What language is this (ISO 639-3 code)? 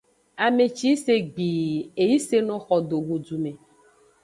ajg